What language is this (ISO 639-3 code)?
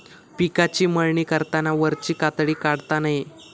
mar